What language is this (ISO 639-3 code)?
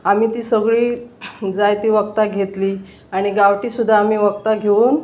kok